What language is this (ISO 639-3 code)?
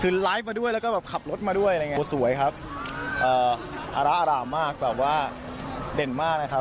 tha